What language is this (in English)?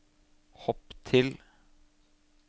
Norwegian